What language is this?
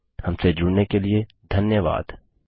Hindi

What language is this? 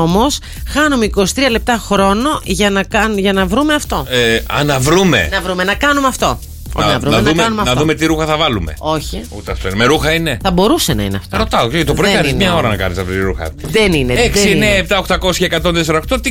Greek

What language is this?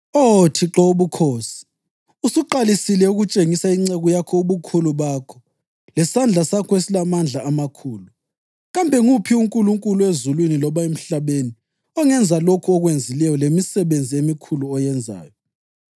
North Ndebele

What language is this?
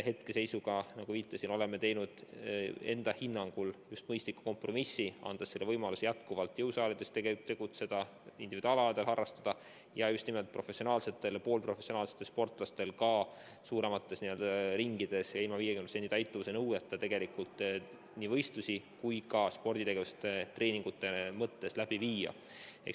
Estonian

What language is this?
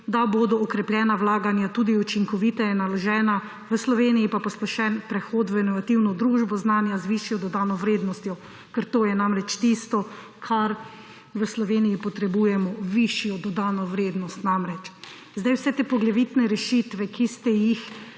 Slovenian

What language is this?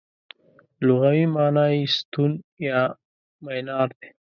Pashto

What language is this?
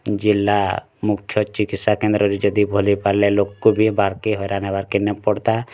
Odia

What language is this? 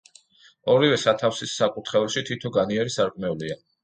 Georgian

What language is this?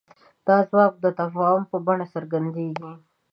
Pashto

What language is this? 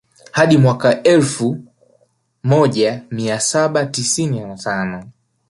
Swahili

